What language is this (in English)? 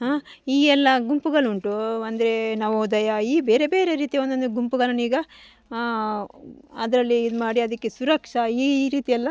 Kannada